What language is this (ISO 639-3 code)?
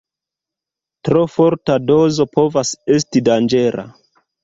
epo